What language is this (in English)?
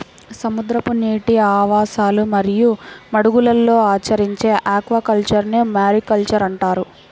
Telugu